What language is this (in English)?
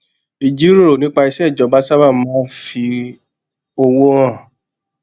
Yoruba